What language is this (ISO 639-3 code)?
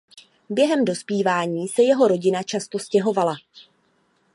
ces